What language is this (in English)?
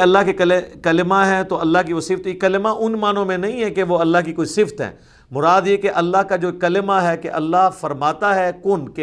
Urdu